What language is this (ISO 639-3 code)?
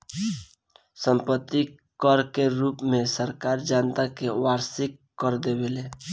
bho